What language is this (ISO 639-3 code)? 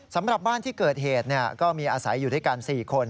tha